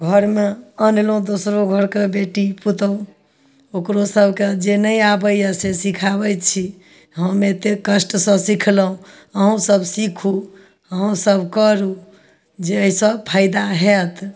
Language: Maithili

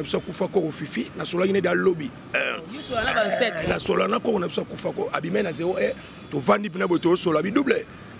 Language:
French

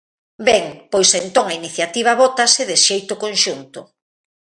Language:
Galician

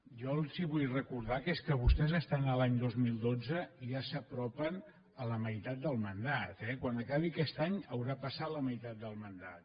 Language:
Catalan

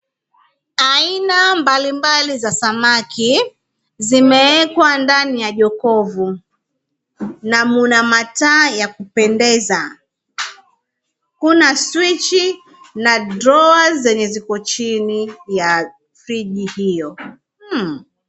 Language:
Swahili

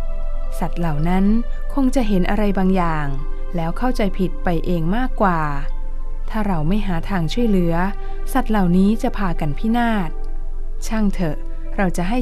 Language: Thai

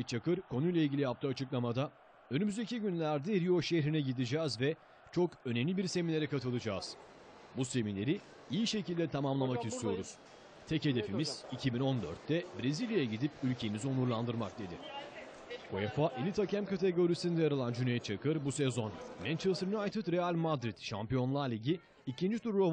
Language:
Turkish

